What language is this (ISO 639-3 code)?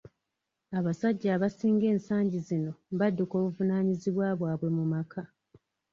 lug